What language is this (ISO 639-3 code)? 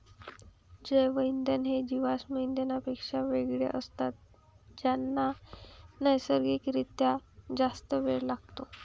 mar